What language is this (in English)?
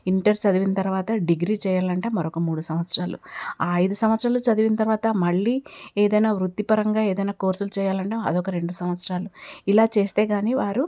Telugu